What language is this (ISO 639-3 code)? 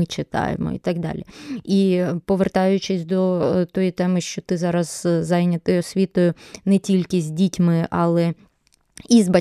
ukr